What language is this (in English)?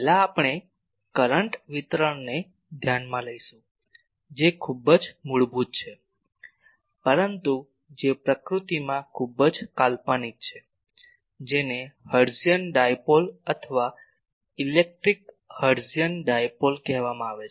Gujarati